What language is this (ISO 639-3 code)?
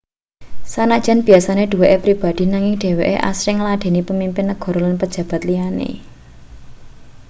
jav